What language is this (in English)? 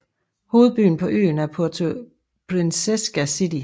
Danish